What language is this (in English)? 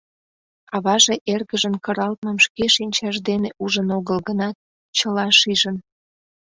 Mari